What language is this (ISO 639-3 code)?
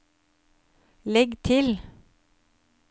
nor